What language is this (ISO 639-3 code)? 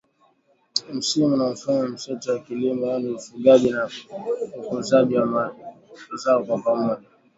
swa